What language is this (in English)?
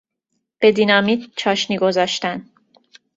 Persian